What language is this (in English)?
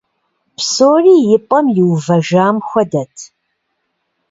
Kabardian